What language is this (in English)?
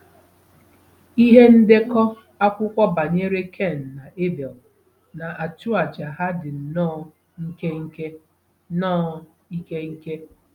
Igbo